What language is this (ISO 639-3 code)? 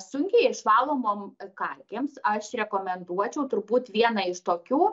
lit